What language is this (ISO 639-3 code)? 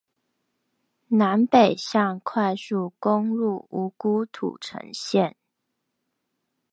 zho